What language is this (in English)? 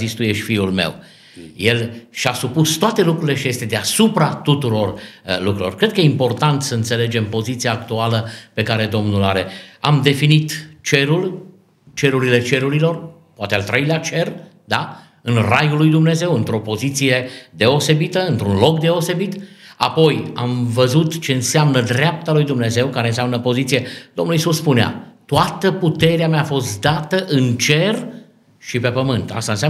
Romanian